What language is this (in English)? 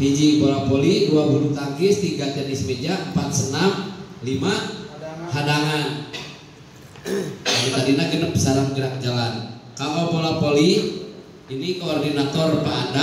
Indonesian